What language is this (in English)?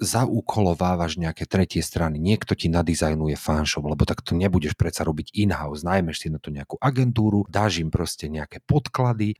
Slovak